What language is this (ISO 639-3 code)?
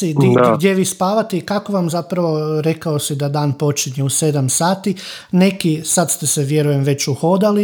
hrv